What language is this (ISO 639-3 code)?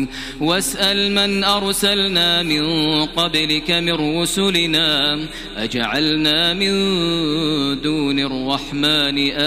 ara